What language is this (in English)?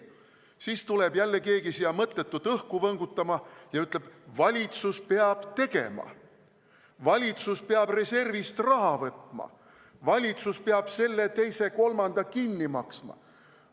Estonian